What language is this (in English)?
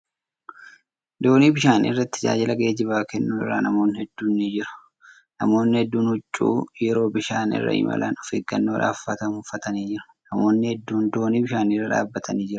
Oromo